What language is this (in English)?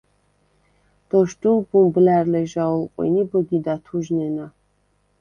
Svan